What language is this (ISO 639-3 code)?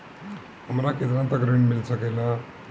bho